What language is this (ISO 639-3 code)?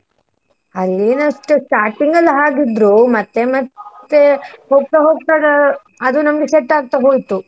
kan